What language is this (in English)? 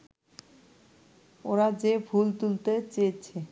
Bangla